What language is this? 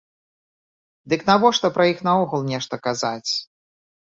Belarusian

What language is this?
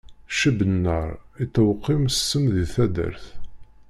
Kabyle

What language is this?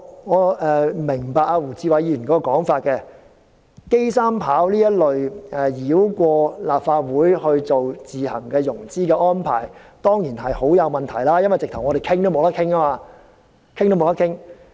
Cantonese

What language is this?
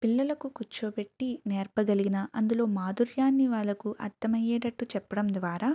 Telugu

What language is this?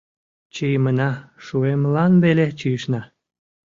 Mari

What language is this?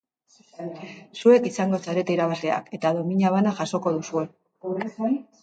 Basque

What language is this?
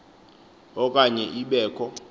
Xhosa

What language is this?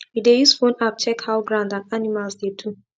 Nigerian Pidgin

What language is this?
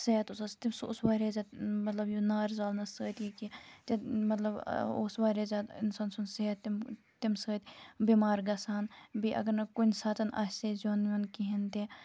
Kashmiri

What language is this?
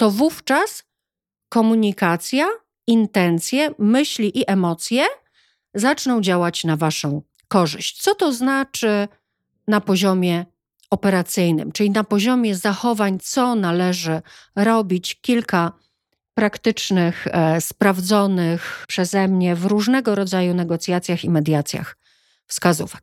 Polish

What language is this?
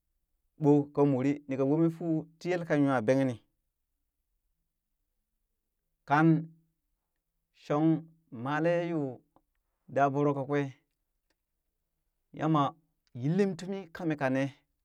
Burak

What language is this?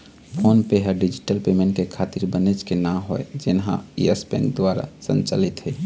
Chhattisgarhi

